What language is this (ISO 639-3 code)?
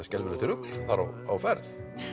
isl